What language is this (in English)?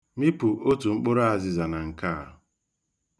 Igbo